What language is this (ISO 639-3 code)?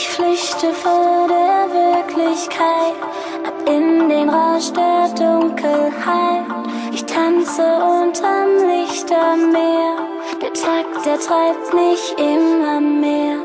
vie